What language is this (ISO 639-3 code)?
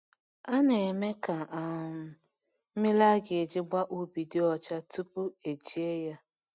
ibo